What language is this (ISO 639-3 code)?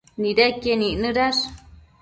mcf